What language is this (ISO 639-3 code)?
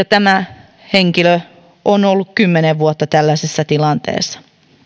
fin